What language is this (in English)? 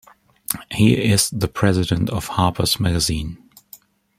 English